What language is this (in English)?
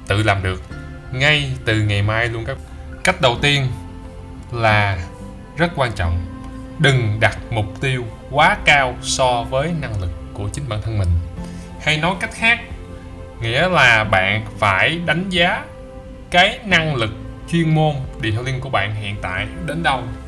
Vietnamese